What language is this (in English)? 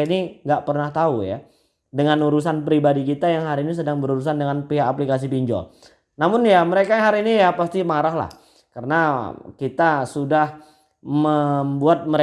Indonesian